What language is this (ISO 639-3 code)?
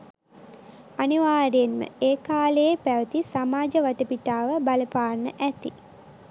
sin